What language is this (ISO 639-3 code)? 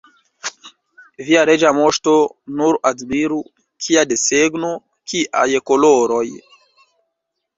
epo